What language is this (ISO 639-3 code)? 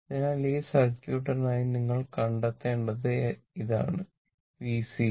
mal